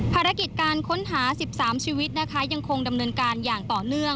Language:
Thai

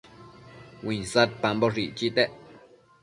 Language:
Matsés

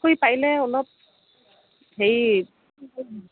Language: Assamese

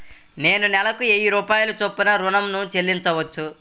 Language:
Telugu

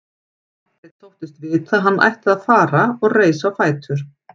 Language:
Icelandic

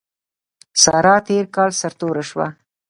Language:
Pashto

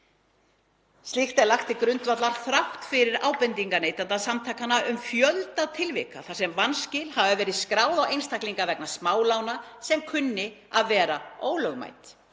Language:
Icelandic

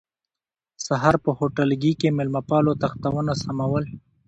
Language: Pashto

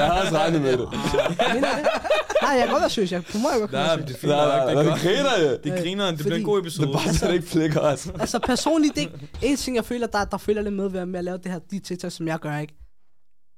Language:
Danish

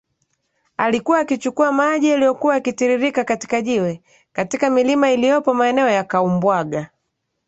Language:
Swahili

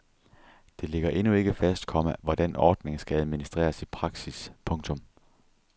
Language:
Danish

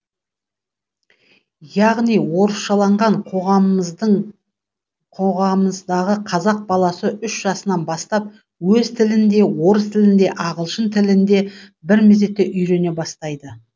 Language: Kazakh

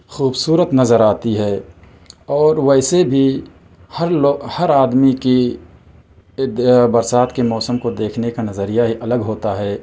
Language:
Urdu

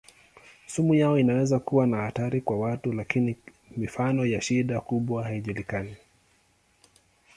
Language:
Swahili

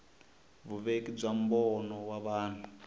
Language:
Tsonga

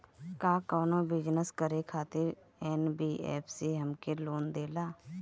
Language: Bhojpuri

